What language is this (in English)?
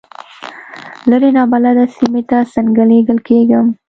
Pashto